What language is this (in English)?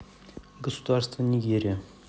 Russian